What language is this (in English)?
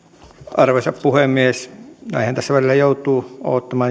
Finnish